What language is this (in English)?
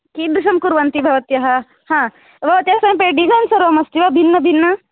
Sanskrit